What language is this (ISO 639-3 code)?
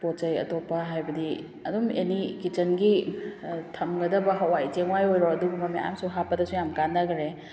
mni